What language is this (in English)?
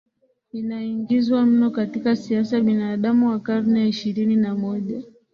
Swahili